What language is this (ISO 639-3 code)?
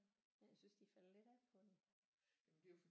dan